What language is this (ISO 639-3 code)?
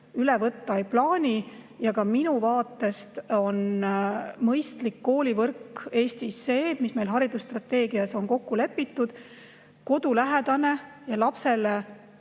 est